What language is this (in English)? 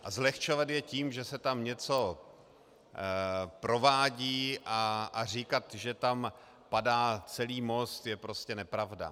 Czech